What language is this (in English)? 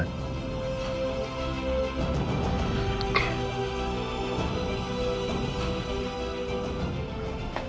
Indonesian